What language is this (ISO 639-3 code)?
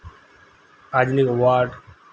sat